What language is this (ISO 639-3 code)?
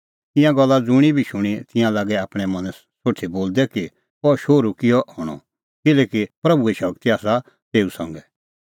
kfx